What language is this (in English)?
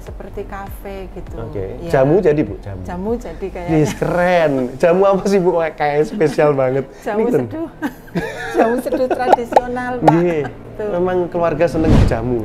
Indonesian